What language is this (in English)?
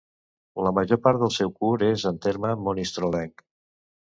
Catalan